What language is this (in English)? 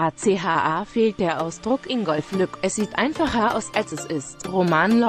German